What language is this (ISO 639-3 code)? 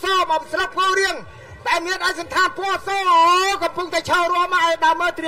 tha